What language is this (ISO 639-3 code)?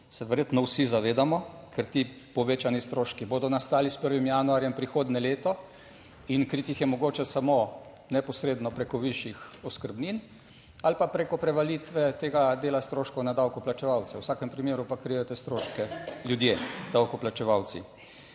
slv